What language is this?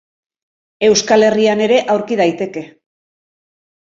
Basque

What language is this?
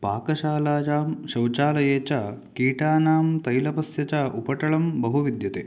Sanskrit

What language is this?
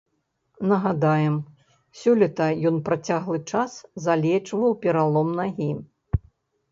Belarusian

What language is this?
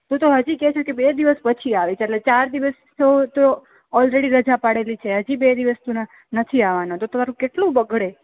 Gujarati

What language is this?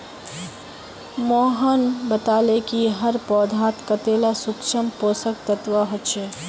Magahi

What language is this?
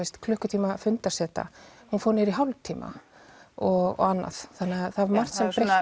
Icelandic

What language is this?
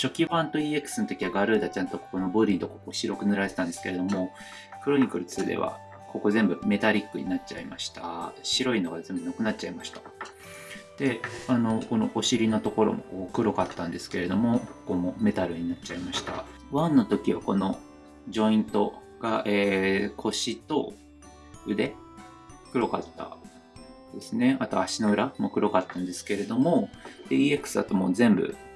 Japanese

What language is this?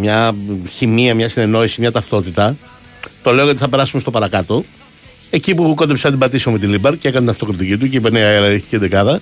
Greek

